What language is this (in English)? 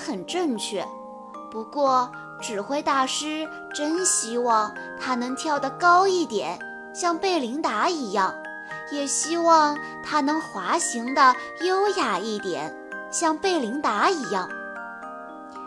Chinese